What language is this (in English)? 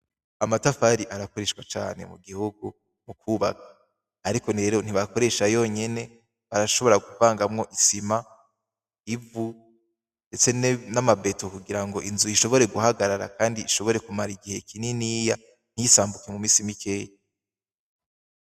Rundi